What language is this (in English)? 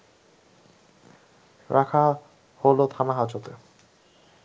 Bangla